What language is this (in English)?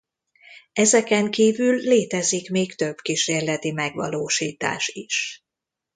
Hungarian